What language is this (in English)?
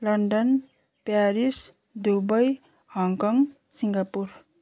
Nepali